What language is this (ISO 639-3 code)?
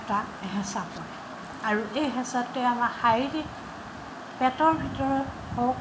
asm